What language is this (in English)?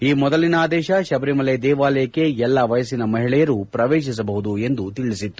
Kannada